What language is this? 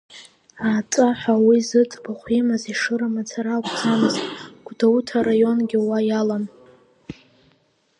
Abkhazian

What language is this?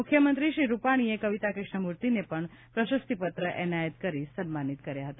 Gujarati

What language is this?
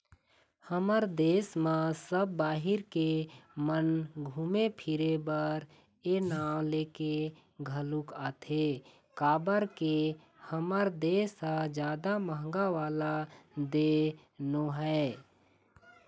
Chhattisgarhi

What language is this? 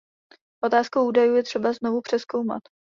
Czech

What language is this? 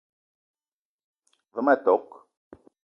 Eton (Cameroon)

